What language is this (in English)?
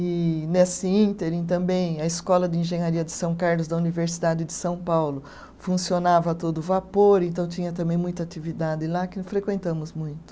Portuguese